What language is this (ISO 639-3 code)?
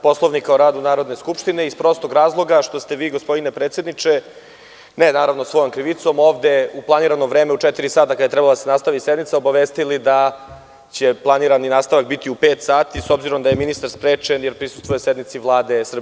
srp